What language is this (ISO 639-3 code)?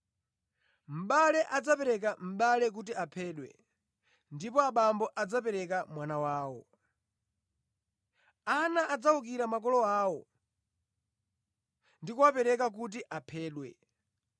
nya